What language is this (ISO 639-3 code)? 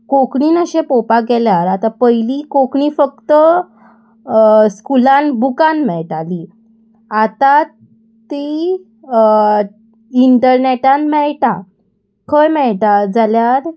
kok